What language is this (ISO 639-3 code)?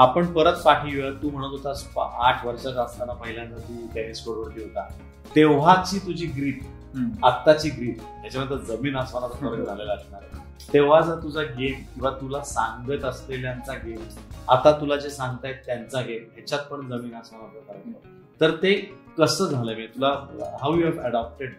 mar